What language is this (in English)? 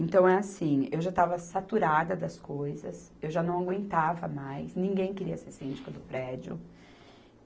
Portuguese